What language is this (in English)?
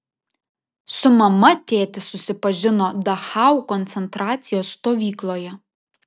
Lithuanian